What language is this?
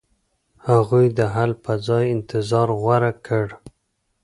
Pashto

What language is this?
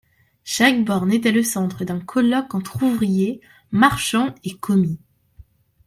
French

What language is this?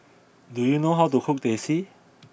English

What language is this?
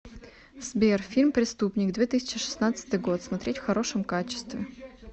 Russian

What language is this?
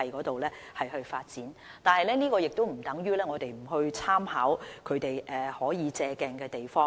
Cantonese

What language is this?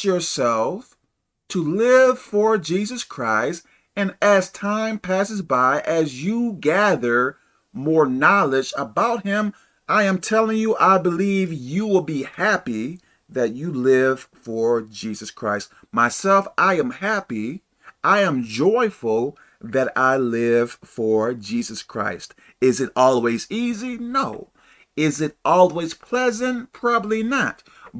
English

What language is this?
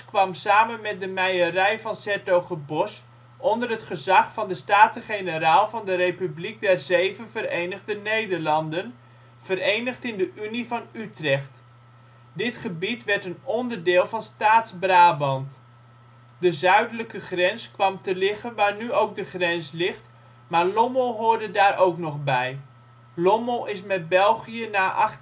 Dutch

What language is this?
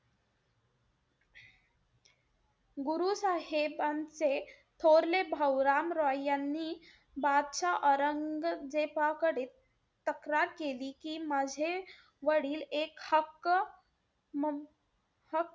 Marathi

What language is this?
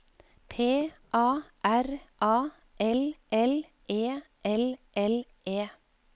Norwegian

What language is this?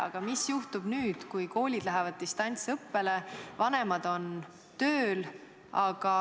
Estonian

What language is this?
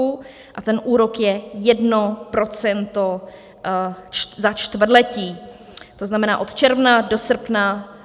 Czech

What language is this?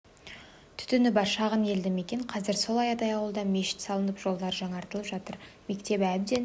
Kazakh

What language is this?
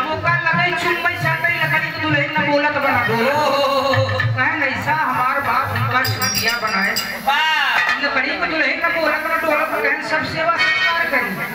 Hindi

